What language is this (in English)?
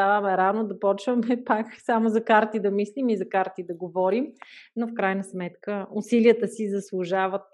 Bulgarian